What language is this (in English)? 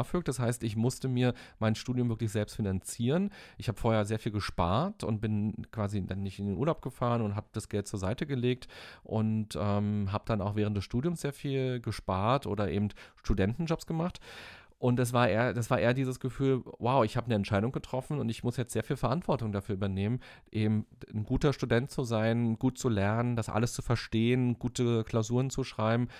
German